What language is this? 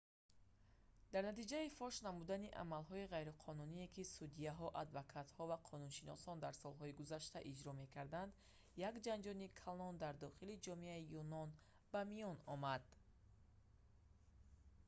Tajik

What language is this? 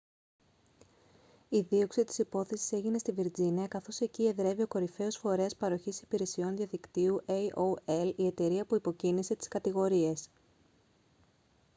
Greek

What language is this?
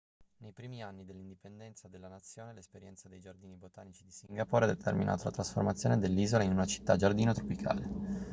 Italian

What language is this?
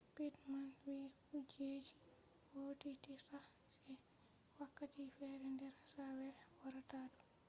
Fula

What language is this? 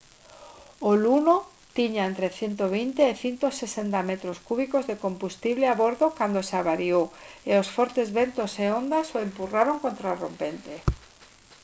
Galician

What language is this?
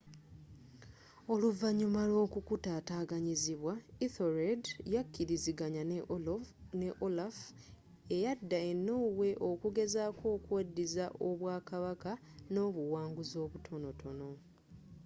Ganda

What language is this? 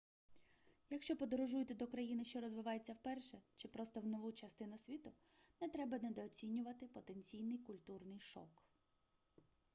Ukrainian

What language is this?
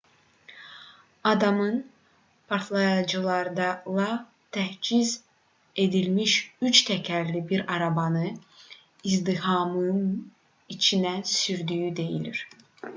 Azerbaijani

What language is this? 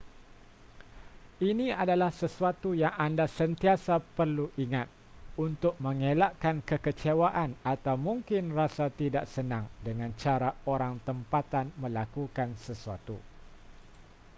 Malay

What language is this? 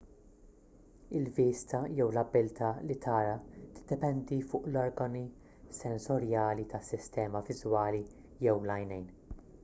Maltese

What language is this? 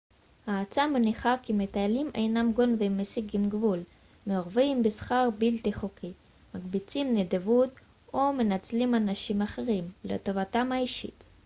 Hebrew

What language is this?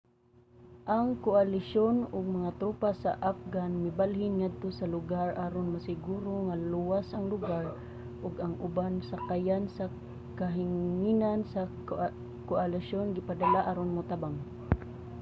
Cebuano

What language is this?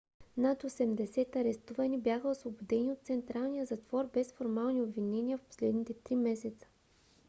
Bulgarian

